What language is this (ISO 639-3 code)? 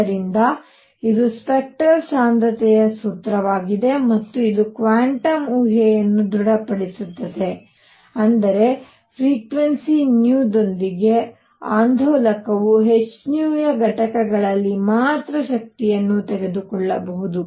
kan